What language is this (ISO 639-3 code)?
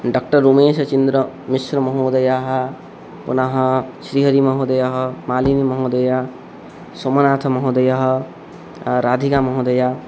san